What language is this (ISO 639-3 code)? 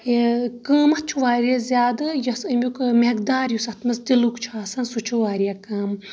kas